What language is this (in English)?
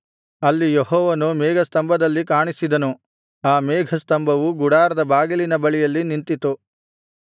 Kannada